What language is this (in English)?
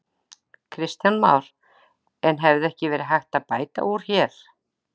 Icelandic